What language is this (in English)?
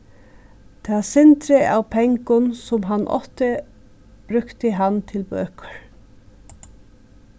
Faroese